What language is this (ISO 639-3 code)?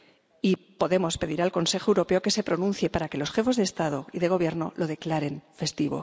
spa